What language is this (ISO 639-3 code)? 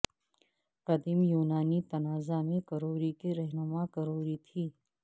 urd